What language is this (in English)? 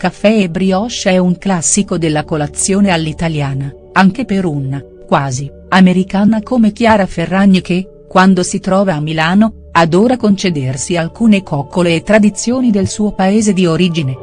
Italian